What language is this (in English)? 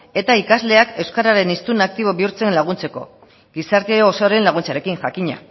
Basque